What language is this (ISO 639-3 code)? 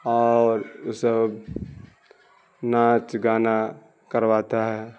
urd